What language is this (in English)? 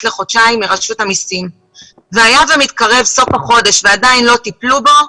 Hebrew